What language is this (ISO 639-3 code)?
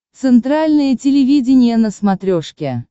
rus